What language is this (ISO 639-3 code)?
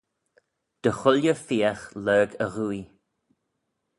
glv